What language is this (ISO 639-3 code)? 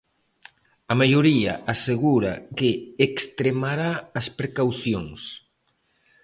glg